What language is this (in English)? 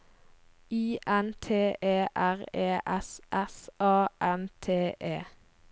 Norwegian